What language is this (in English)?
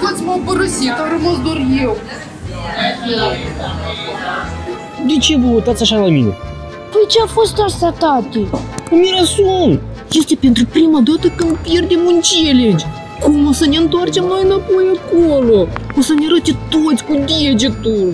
Romanian